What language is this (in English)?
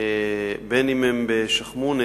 Hebrew